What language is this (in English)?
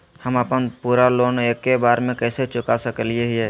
Magahi